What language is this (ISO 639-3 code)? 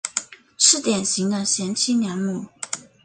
zho